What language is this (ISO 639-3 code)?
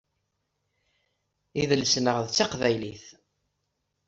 kab